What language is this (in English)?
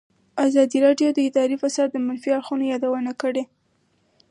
Pashto